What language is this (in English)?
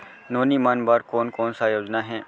Chhattisgarhi